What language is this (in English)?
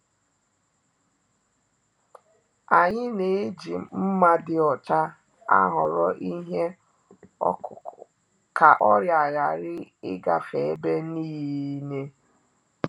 Igbo